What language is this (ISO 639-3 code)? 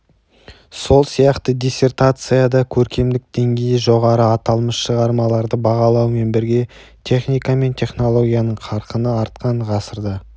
kaz